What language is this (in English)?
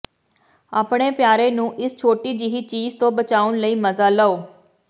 Punjabi